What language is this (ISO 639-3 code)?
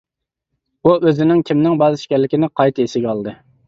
uig